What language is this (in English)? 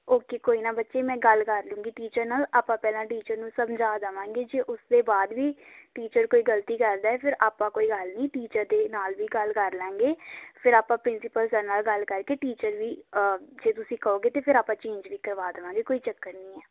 Punjabi